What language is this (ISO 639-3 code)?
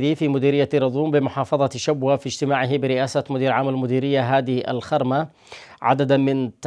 ara